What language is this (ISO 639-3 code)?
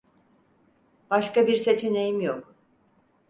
tur